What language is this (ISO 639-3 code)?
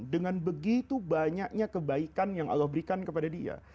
ind